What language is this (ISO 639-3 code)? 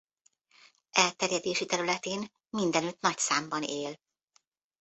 hun